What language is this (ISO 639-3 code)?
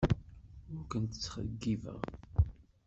kab